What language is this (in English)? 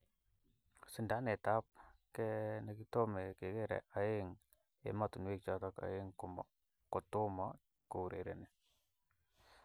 Kalenjin